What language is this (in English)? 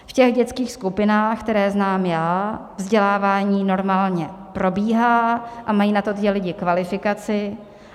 Czech